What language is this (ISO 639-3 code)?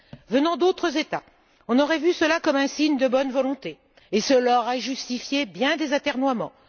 fra